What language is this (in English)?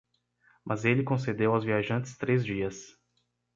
Portuguese